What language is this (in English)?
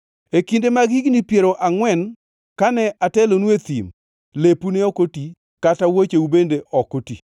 Luo (Kenya and Tanzania)